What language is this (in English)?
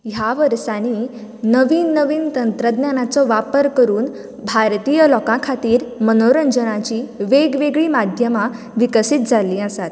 Konkani